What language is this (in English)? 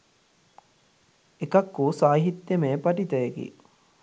Sinhala